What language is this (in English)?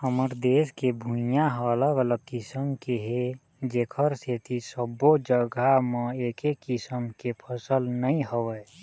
Chhattisgarhi